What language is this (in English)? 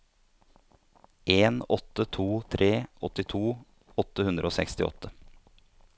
Norwegian